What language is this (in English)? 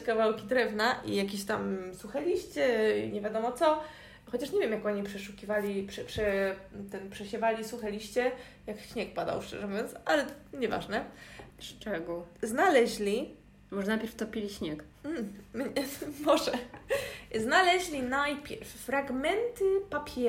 Polish